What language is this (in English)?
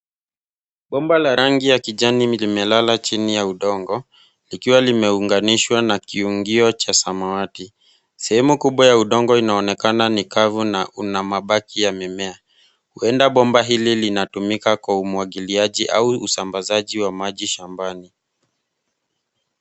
Swahili